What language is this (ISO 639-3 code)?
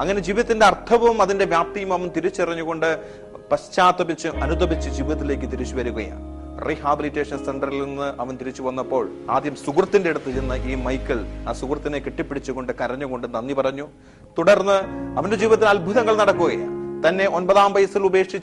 mal